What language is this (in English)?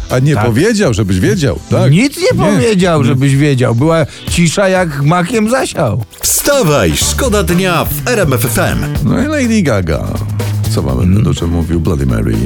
Polish